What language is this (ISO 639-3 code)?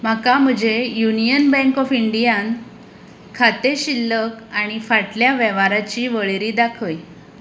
kok